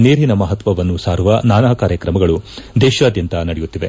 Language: Kannada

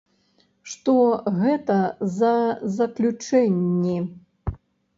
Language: Belarusian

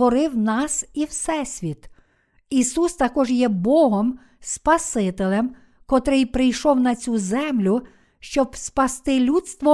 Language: Ukrainian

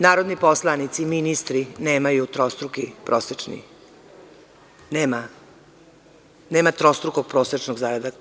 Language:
Serbian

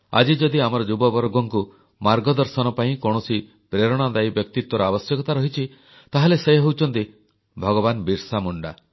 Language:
Odia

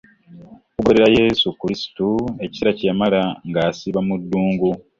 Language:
Ganda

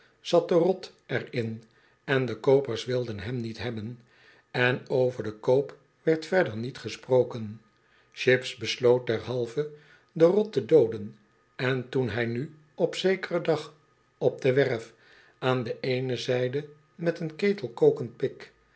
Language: Dutch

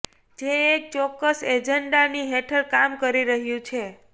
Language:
Gujarati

